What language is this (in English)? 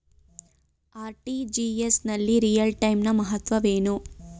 Kannada